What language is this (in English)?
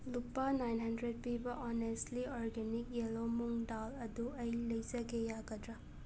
Manipuri